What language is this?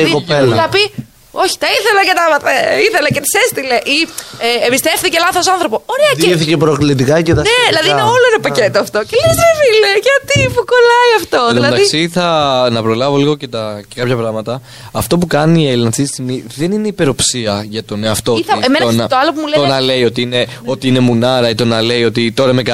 Greek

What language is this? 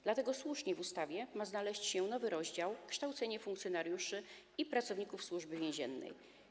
Polish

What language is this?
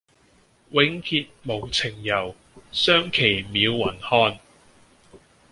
Cantonese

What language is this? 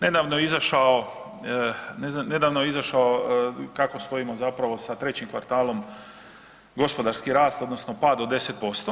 Croatian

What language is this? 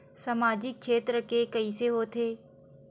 Chhattisgarhi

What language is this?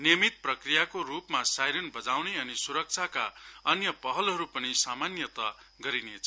Nepali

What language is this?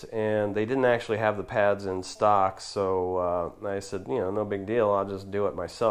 English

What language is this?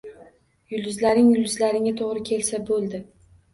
Uzbek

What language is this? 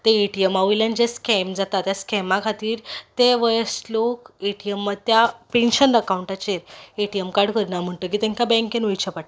Konkani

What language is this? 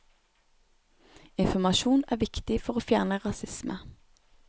Norwegian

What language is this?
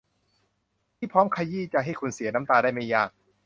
Thai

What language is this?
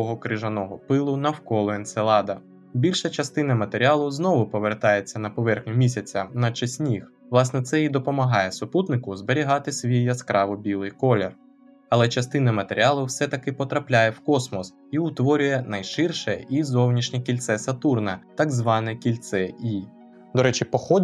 Ukrainian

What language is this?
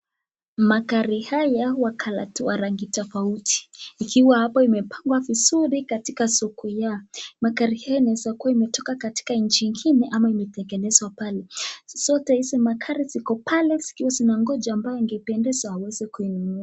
Swahili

